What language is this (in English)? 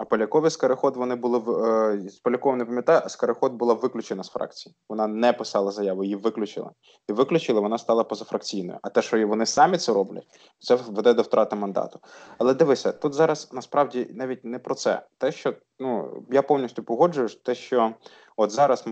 Ukrainian